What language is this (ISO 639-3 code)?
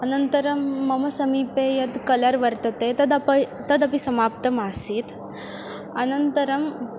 san